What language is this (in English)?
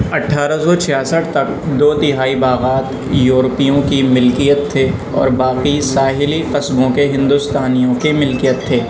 Urdu